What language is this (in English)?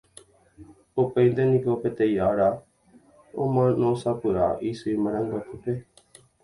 Guarani